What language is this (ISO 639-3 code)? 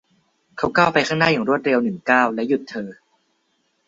tha